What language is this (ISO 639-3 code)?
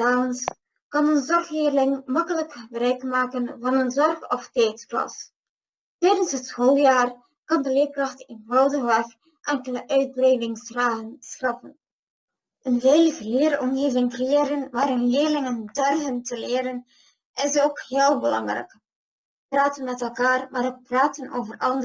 nld